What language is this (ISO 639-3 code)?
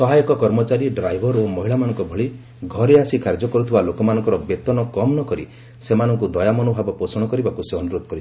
ori